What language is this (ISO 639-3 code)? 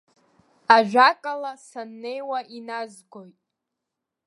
abk